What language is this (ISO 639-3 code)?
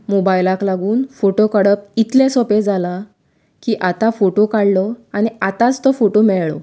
kok